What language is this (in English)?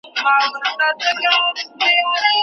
Pashto